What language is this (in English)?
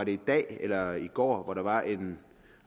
Danish